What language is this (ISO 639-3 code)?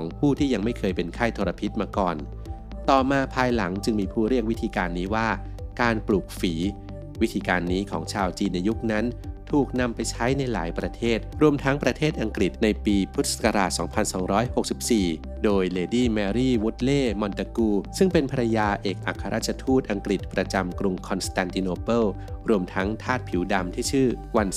tha